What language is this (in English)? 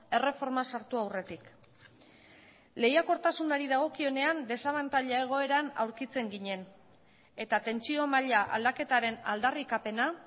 Basque